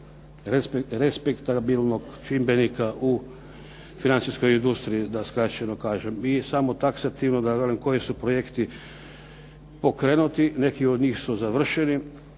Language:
Croatian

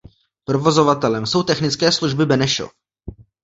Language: Czech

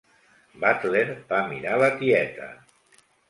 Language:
Catalan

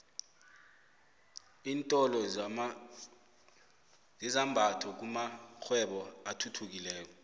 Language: South Ndebele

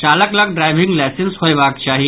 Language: Maithili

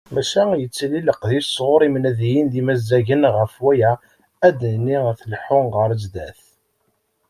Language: Kabyle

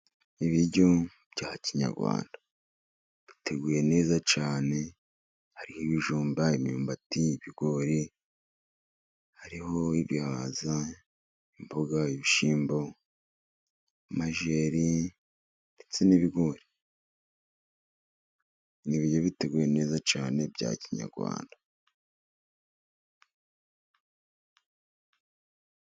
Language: Kinyarwanda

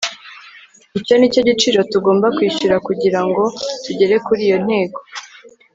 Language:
Kinyarwanda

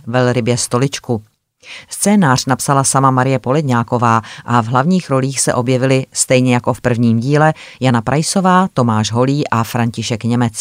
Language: Czech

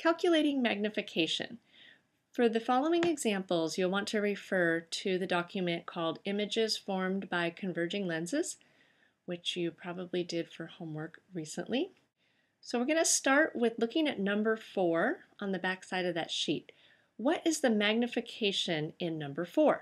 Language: English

